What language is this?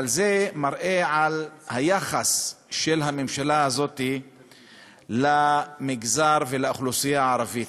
Hebrew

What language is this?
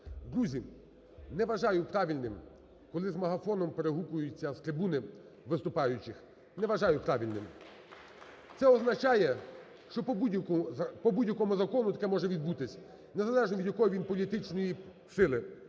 Ukrainian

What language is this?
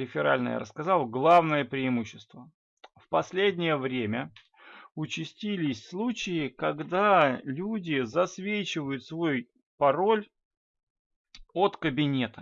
Russian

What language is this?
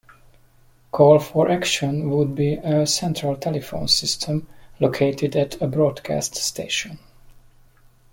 English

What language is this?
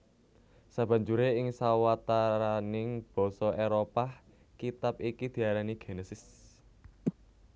Javanese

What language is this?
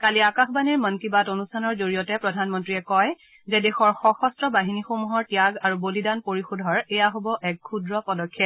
Assamese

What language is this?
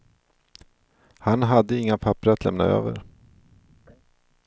Swedish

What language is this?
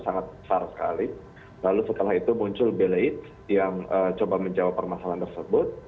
Indonesian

